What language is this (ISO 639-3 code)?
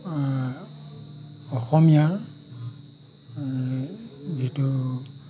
asm